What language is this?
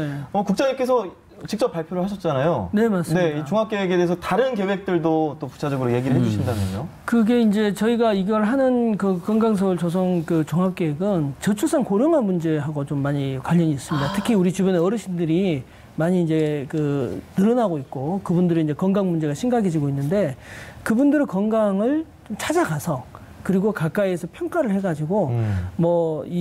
Korean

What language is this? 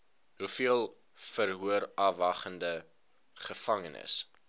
Afrikaans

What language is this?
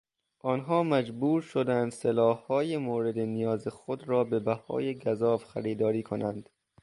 Persian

